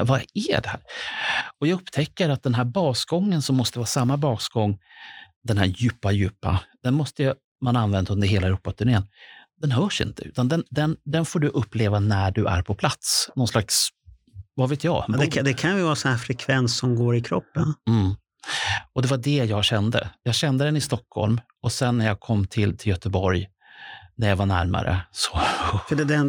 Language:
Swedish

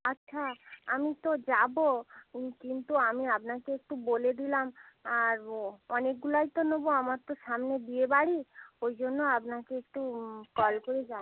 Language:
Bangla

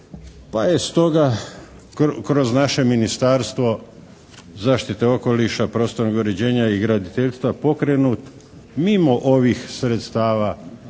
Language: Croatian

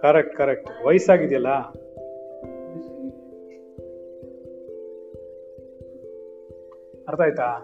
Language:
Kannada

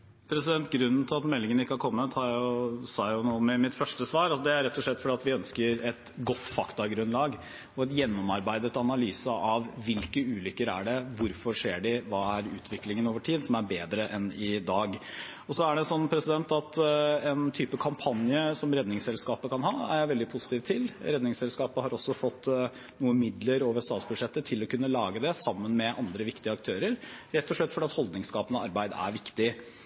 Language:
Norwegian Bokmål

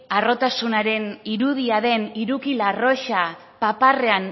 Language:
Basque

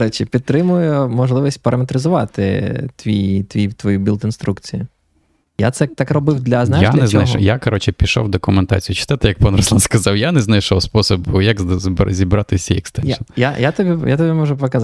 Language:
Ukrainian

